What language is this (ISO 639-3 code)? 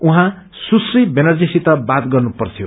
nep